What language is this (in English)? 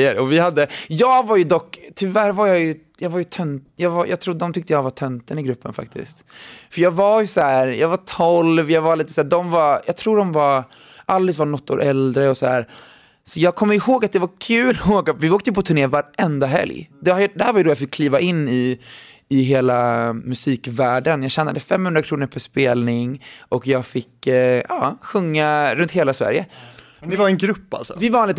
Swedish